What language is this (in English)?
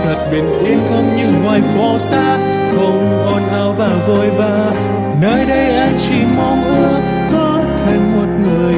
Vietnamese